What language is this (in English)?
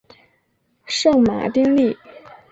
Chinese